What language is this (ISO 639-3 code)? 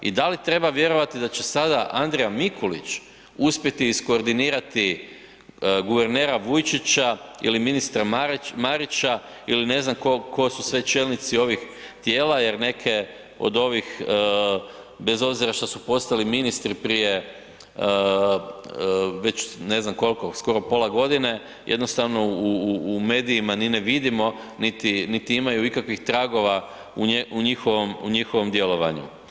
hrv